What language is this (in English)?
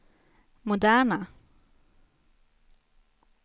Swedish